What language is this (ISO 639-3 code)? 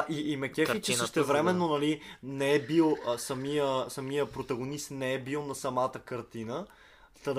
bul